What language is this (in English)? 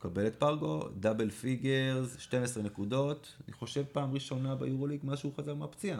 Hebrew